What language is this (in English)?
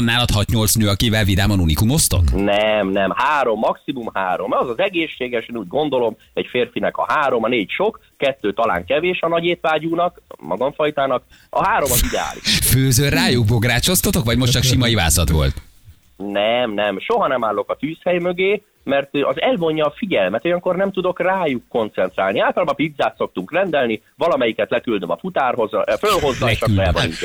Hungarian